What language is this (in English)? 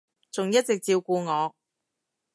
Cantonese